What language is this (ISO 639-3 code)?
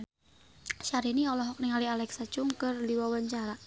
sun